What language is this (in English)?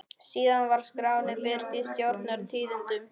Icelandic